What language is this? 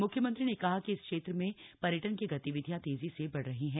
Hindi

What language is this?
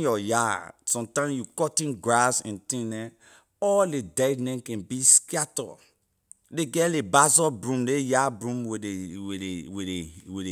Liberian English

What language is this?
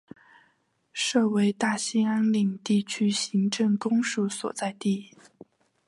Chinese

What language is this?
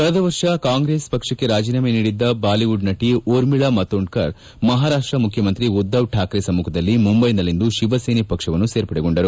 Kannada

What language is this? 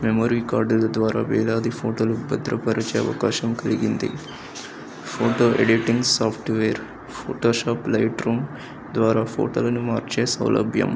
Telugu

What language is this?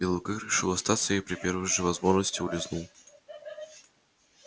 Russian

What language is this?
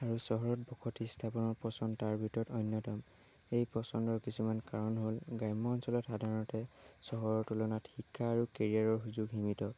Assamese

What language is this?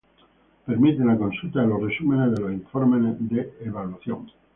Spanish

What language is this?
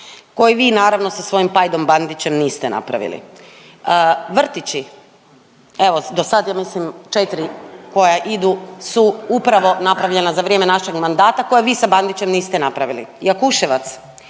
Croatian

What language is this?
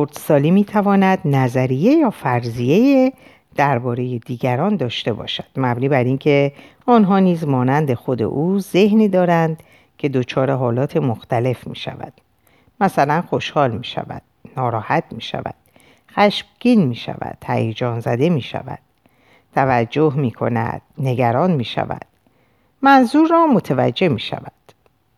Persian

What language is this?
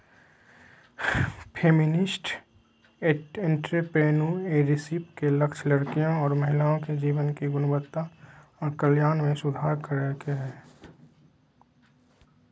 Magahi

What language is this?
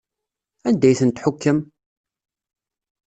Kabyle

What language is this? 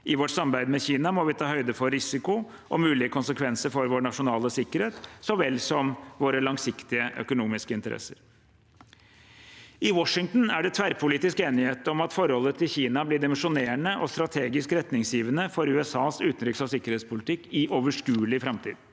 Norwegian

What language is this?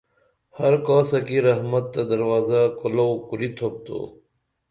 Dameli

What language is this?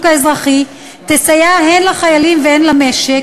Hebrew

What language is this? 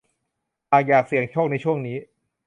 Thai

